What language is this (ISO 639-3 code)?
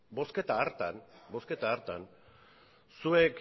eus